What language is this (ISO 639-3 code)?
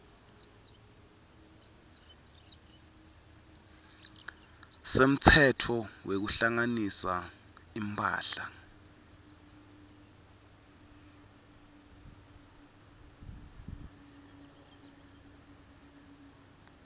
ssw